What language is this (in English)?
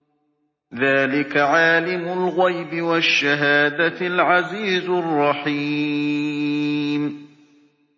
Arabic